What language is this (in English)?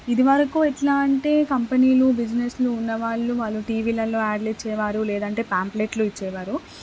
Telugu